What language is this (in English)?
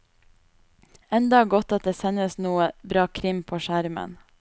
Norwegian